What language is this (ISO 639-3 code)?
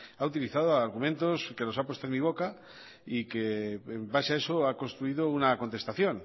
spa